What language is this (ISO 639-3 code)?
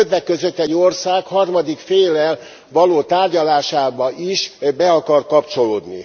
hun